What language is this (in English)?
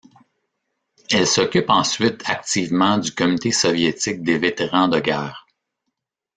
French